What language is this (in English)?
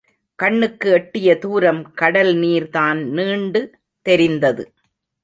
Tamil